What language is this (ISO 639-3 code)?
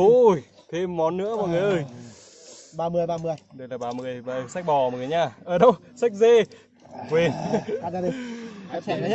vie